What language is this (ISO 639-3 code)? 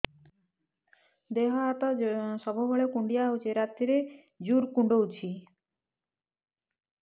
ori